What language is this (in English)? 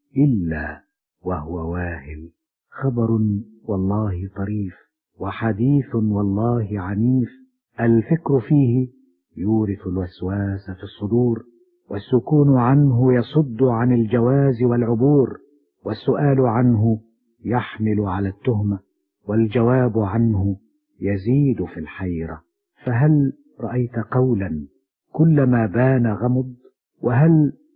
Arabic